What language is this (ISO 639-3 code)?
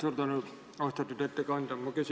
est